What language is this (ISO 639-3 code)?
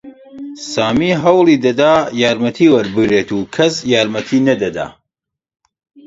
ckb